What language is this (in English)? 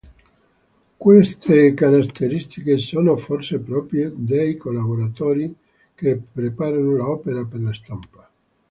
Italian